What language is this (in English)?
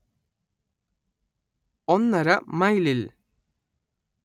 Malayalam